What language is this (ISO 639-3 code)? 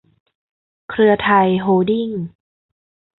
tha